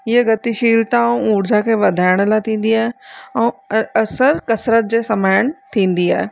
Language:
Sindhi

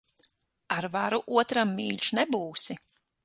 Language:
Latvian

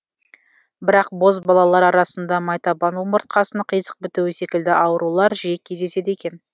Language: Kazakh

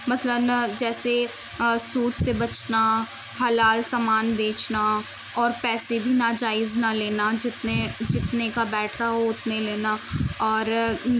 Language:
Urdu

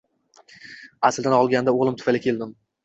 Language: Uzbek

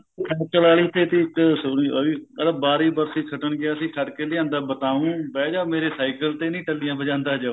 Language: Punjabi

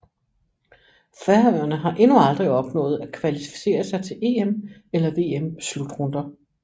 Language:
Danish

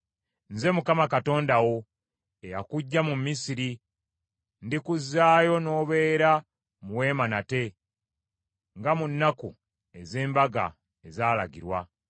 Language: Ganda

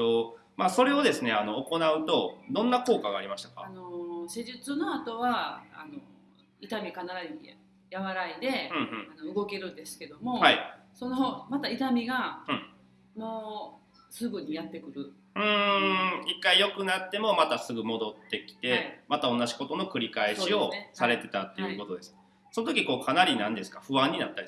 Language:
Japanese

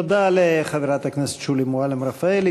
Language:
Hebrew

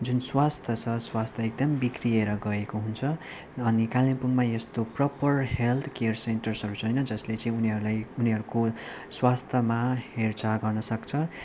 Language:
Nepali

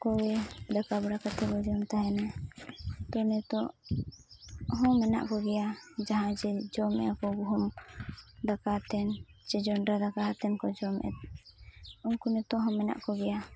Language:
Santali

